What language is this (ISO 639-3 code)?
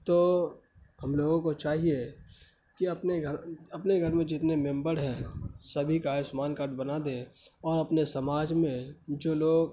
urd